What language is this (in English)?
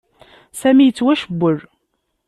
Kabyle